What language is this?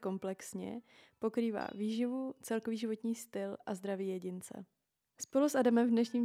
Czech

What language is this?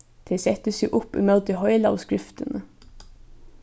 Faroese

